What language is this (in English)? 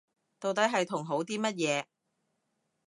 Cantonese